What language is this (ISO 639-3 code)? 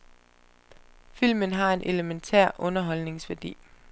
dan